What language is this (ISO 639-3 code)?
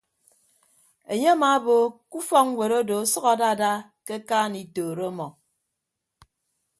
ibb